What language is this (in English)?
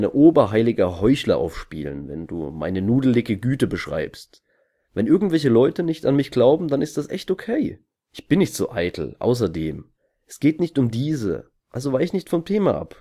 German